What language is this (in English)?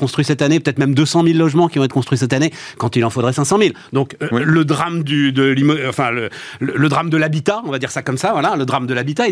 French